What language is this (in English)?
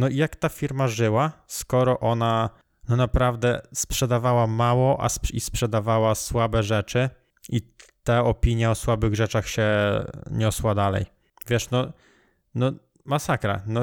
Polish